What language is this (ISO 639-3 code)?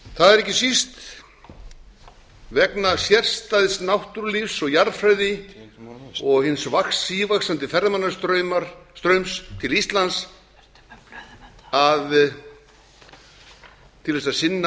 isl